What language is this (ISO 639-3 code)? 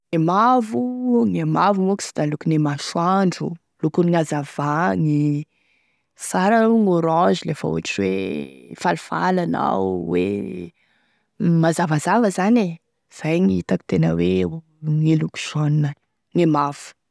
tkg